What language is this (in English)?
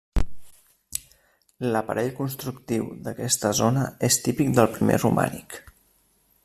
Catalan